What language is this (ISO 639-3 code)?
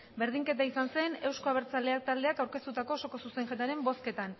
eus